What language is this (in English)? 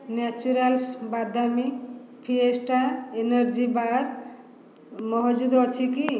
Odia